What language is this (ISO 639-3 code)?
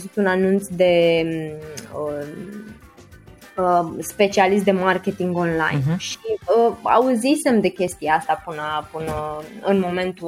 ron